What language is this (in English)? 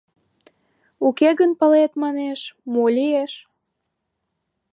Mari